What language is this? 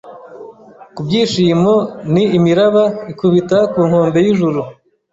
Kinyarwanda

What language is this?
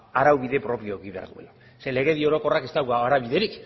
Basque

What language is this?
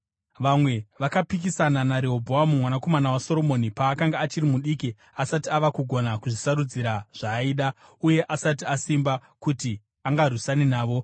Shona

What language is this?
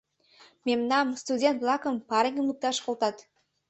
Mari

